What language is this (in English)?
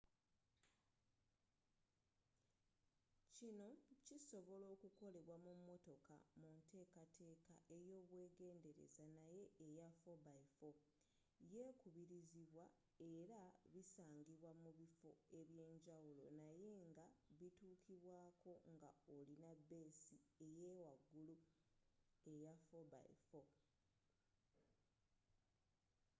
Ganda